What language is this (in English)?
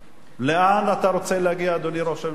Hebrew